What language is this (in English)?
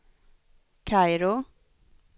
Swedish